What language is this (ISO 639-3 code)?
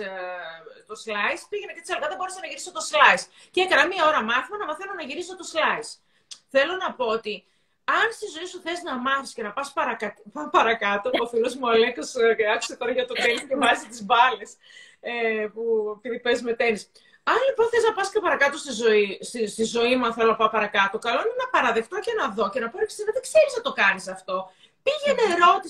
ell